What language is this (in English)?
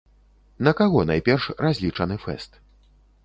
Belarusian